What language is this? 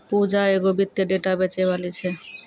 Maithili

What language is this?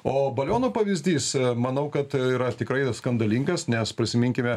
Lithuanian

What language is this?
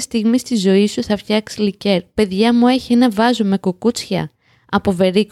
Greek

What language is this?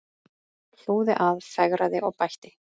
Icelandic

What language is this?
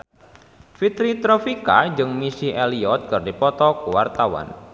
Sundanese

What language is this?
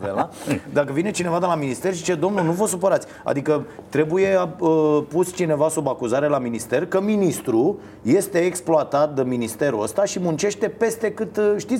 Romanian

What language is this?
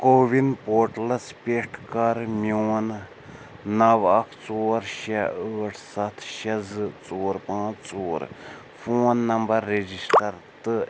Kashmiri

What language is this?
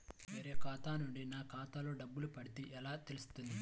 Telugu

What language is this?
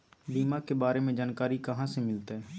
Magahi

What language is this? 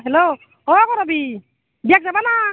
Assamese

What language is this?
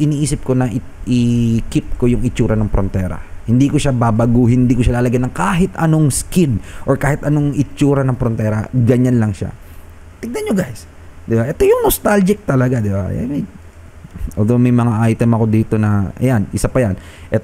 Filipino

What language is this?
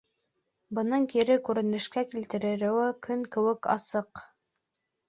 Bashkir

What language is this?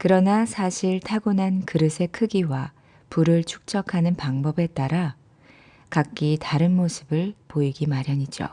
Korean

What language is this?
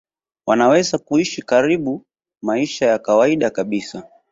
Swahili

